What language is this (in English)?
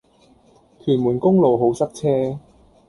Cantonese